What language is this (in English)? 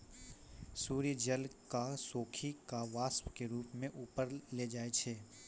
Maithili